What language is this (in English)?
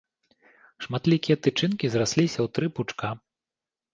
Belarusian